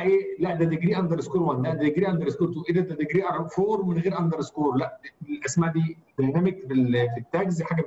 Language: Arabic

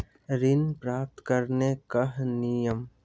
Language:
Maithili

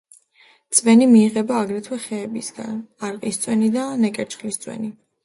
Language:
Georgian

